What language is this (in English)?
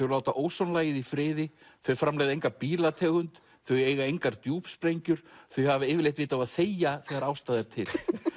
Icelandic